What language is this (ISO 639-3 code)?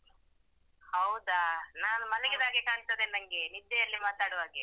kan